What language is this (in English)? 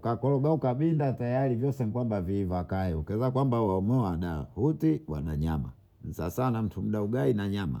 Bondei